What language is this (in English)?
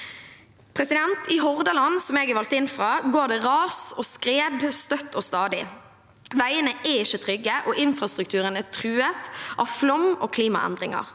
Norwegian